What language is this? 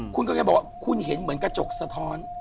Thai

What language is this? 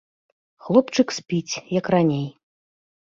Belarusian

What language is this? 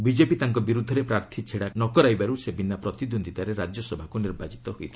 Odia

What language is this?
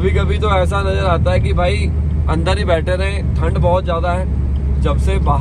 Hindi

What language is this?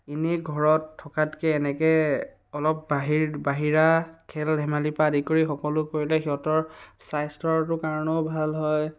Assamese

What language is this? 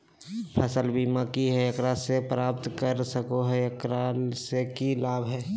Magahi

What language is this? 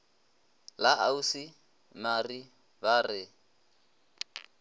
Northern Sotho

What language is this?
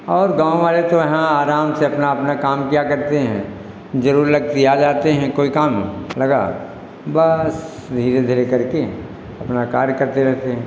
Hindi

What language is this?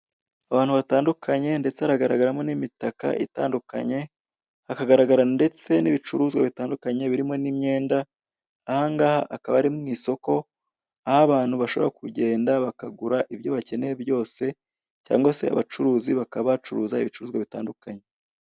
Kinyarwanda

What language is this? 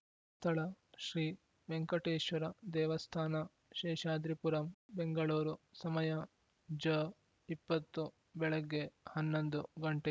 Kannada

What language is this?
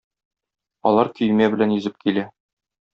Tatar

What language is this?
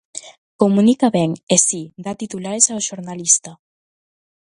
Galician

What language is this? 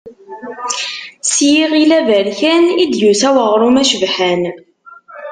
Kabyle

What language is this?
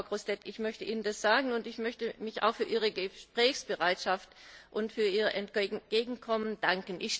German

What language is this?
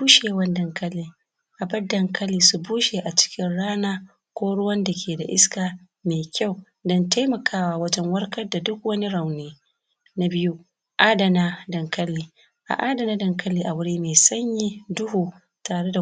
Hausa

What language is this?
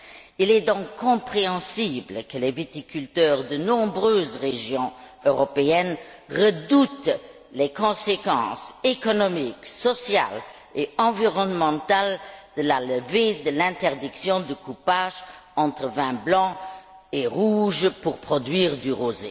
French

